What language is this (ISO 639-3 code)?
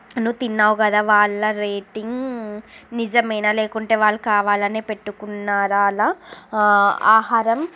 tel